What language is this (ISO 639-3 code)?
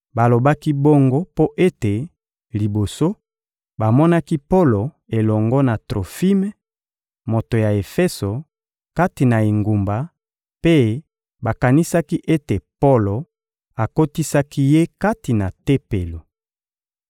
lin